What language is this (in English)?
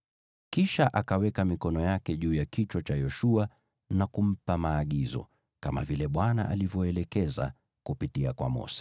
Swahili